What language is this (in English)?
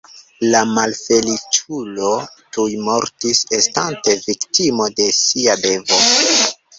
Esperanto